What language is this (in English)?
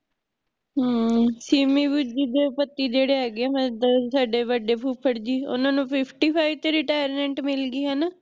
Punjabi